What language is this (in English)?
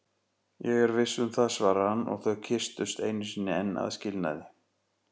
Icelandic